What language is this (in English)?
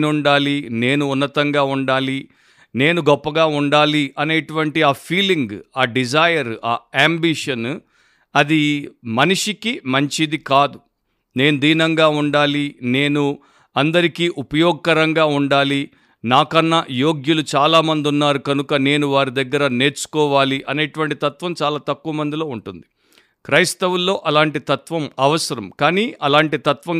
Telugu